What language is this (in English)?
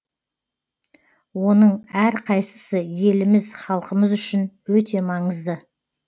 Kazakh